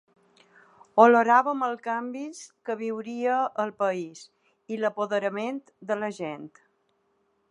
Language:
Catalan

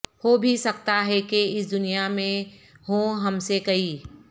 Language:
Urdu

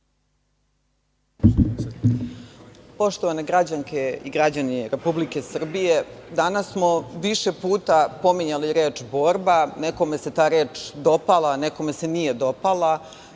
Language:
Serbian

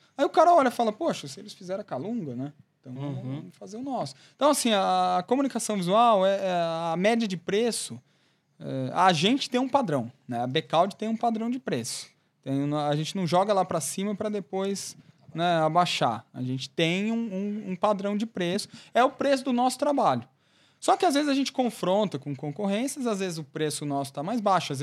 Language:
Portuguese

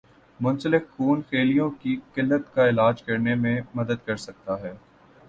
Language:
Urdu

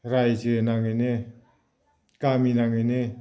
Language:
Bodo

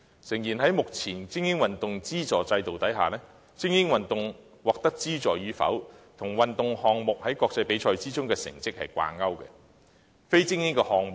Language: Cantonese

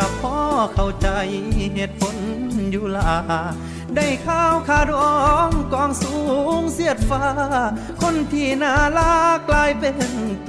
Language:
Thai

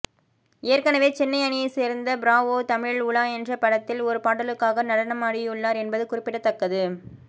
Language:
Tamil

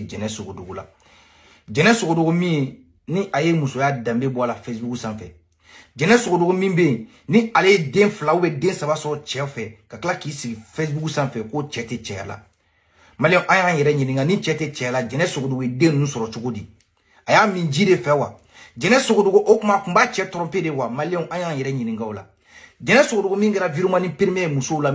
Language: French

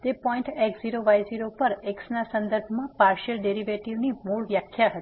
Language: Gujarati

